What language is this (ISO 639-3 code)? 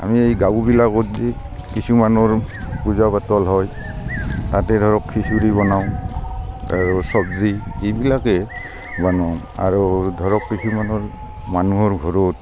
asm